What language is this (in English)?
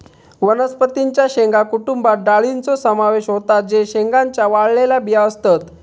Marathi